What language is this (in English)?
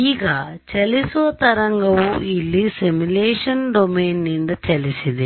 Kannada